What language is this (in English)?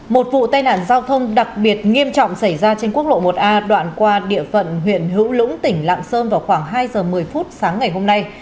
Vietnamese